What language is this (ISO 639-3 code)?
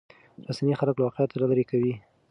pus